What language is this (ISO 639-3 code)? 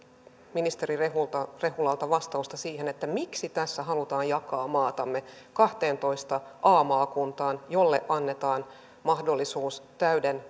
fin